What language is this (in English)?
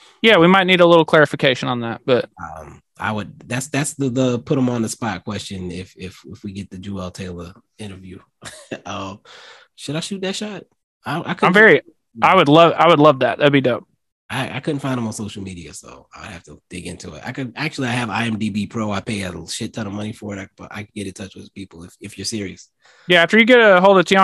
English